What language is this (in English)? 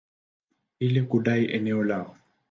Swahili